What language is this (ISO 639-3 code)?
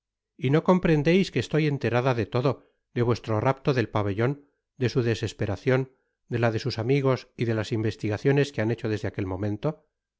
spa